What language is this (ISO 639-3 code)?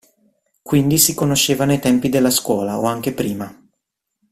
ita